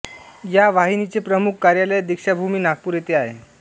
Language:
Marathi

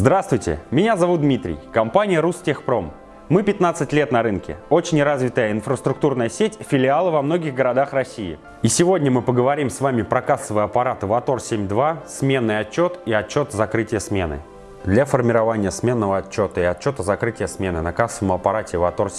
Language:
Russian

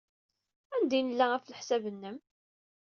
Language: Kabyle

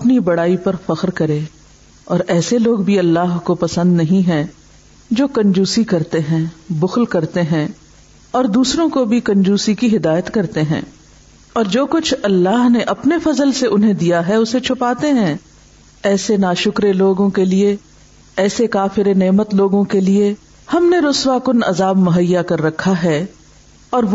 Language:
Urdu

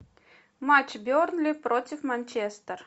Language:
Russian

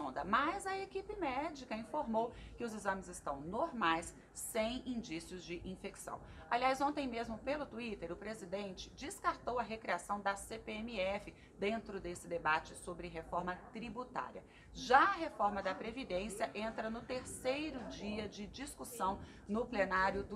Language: Portuguese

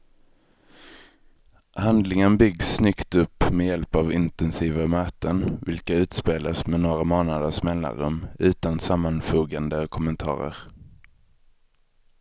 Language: Swedish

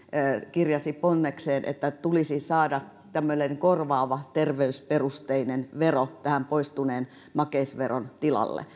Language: Finnish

